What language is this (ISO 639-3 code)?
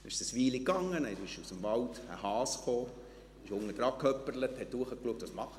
gsw